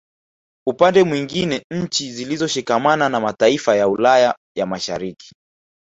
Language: Swahili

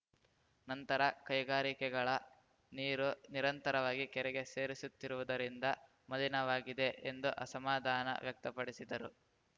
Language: Kannada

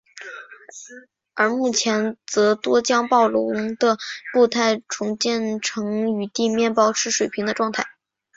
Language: Chinese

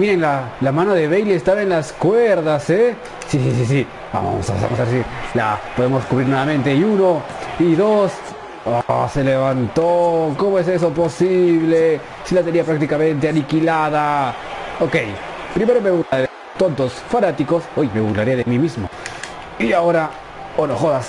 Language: Spanish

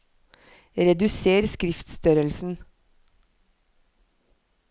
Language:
Norwegian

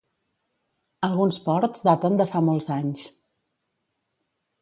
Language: Catalan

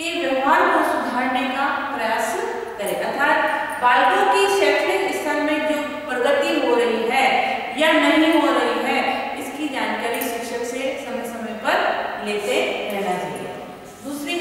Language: Hindi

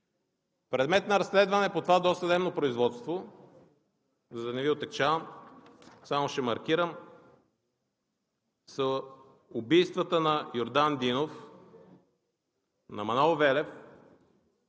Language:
Bulgarian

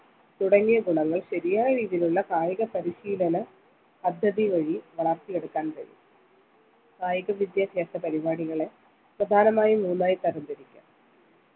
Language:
Malayalam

